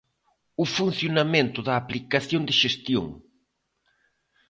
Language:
Galician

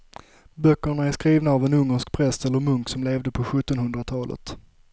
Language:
Swedish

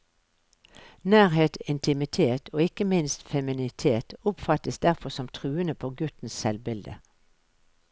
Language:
Norwegian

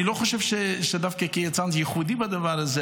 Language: Hebrew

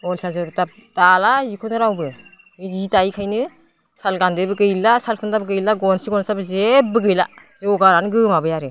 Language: Bodo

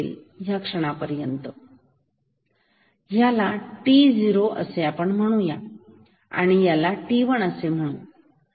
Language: Marathi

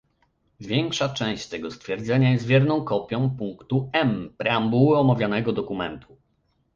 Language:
Polish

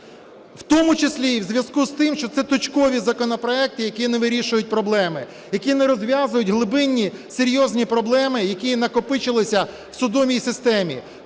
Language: Ukrainian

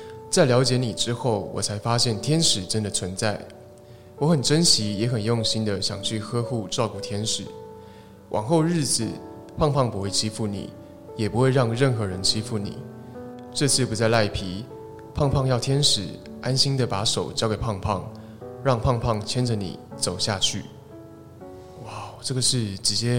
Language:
Chinese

